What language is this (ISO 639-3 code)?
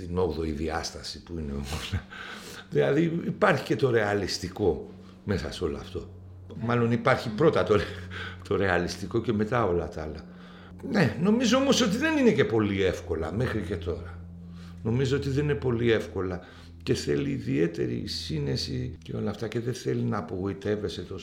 ell